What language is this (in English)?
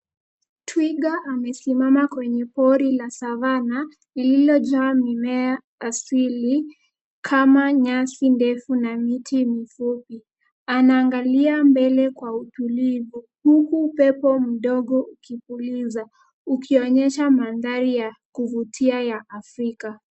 Swahili